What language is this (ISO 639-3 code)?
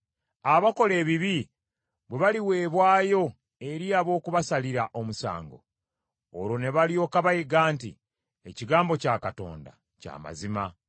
lug